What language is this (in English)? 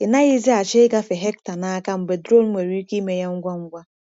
Igbo